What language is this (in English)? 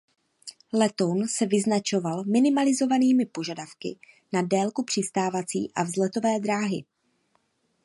Czech